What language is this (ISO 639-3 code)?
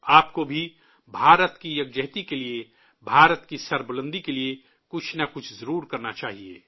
urd